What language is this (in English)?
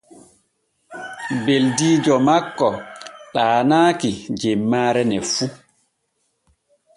Borgu Fulfulde